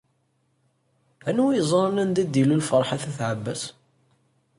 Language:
Kabyle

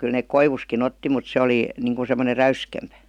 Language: Finnish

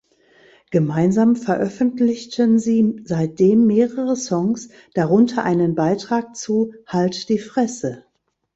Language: German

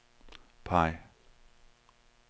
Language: Danish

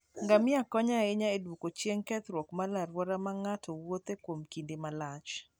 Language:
Luo (Kenya and Tanzania)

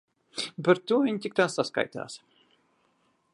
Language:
Latvian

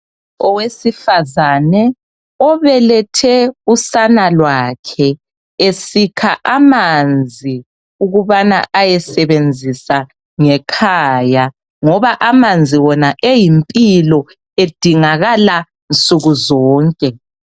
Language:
North Ndebele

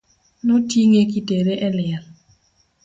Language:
Luo (Kenya and Tanzania)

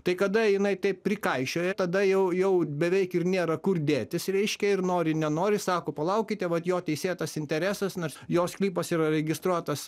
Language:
Lithuanian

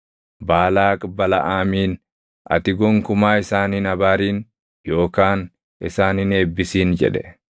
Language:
Oromo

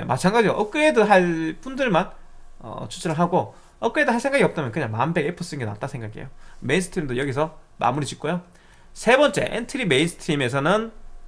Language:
Korean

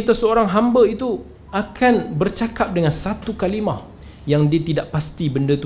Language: Malay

